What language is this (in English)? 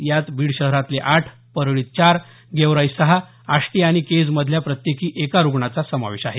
Marathi